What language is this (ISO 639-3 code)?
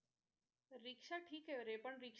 mar